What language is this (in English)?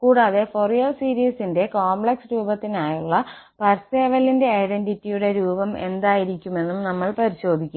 Malayalam